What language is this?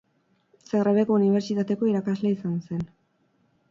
Basque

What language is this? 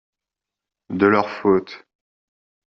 French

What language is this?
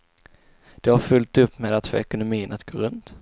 Swedish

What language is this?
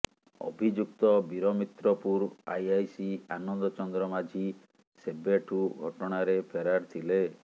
Odia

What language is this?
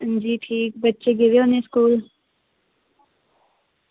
Dogri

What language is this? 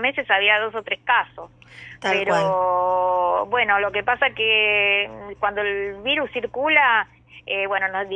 Spanish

